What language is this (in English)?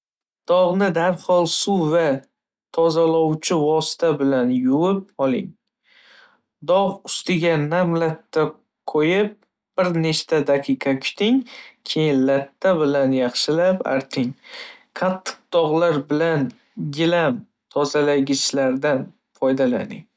Uzbek